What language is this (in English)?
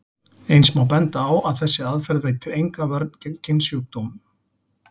Icelandic